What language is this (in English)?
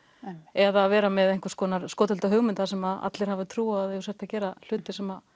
Icelandic